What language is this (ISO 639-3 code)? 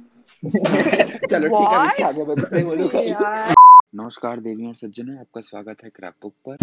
hin